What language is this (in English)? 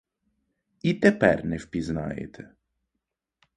Ukrainian